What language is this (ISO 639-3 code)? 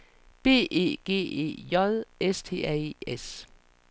dan